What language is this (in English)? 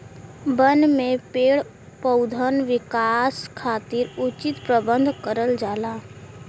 Bhojpuri